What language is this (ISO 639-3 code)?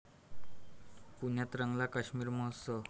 mar